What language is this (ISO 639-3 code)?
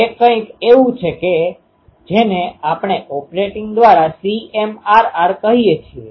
guj